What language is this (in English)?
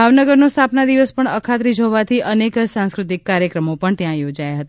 Gujarati